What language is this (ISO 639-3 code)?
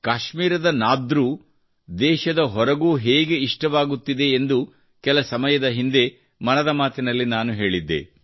kan